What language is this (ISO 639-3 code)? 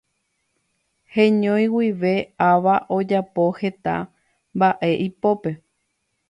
grn